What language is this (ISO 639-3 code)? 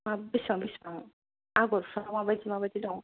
brx